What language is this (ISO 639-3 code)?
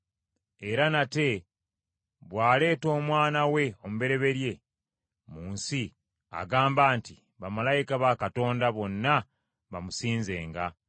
lug